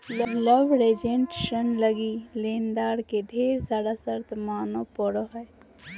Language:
Magahi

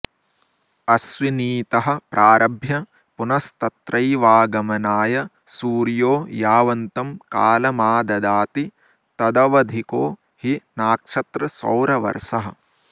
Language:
Sanskrit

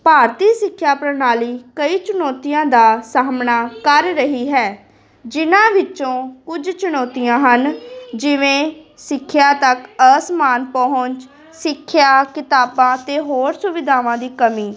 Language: Punjabi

